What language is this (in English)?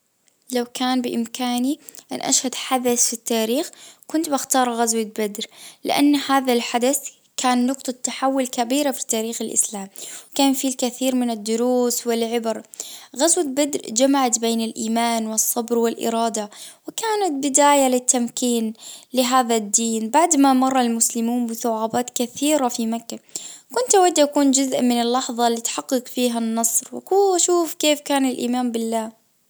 Najdi Arabic